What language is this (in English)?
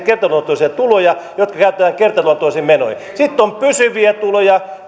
Finnish